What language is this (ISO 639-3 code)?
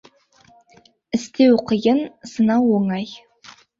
kaz